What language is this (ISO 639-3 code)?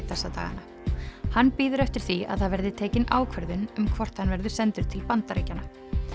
isl